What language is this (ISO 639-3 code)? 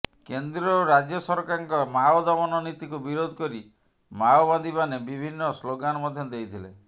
ori